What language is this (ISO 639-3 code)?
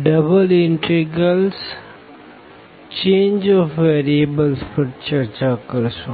guj